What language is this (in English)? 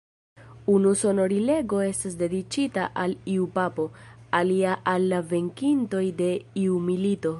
Esperanto